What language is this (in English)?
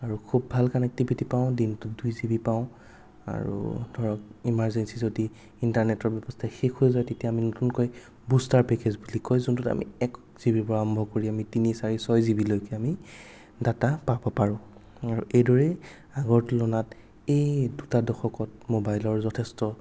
Assamese